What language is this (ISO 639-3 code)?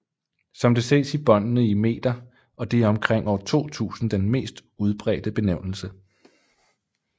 dan